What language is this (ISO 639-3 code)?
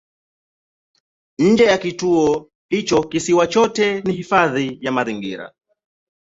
swa